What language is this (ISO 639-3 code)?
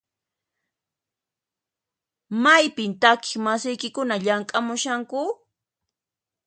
qxp